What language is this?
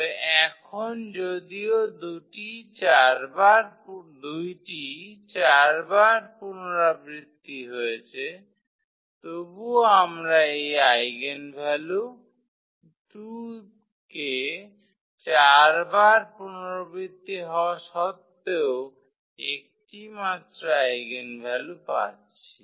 Bangla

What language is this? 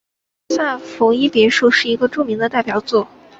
Chinese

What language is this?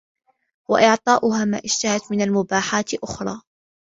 Arabic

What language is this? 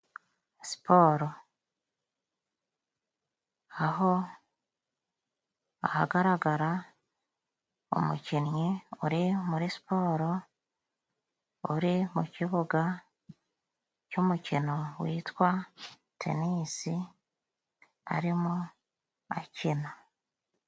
Kinyarwanda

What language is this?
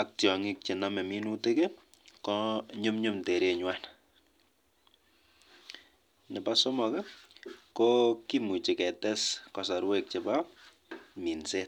Kalenjin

